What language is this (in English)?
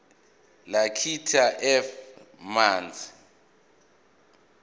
Zulu